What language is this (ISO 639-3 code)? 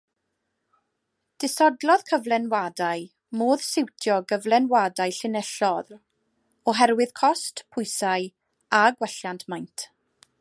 cym